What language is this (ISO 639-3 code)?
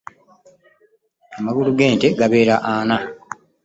lug